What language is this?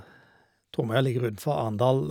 Norwegian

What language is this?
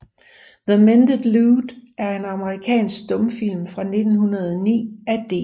Danish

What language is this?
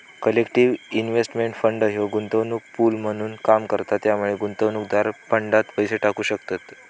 Marathi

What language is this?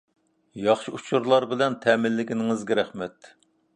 Uyghur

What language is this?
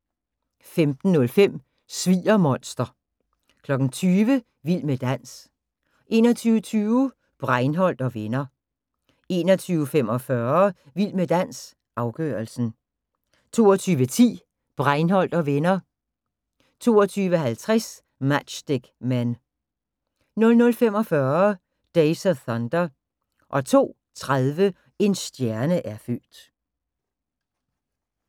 Danish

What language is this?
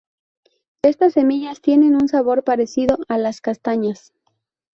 Spanish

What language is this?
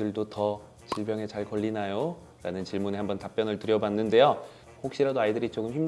Korean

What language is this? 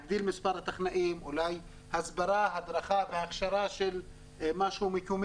Hebrew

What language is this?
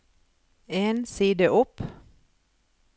Norwegian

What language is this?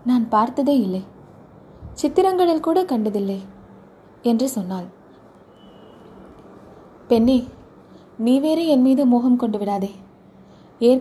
Tamil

